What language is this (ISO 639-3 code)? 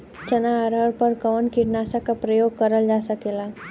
bho